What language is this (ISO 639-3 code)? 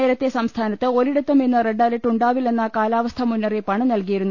mal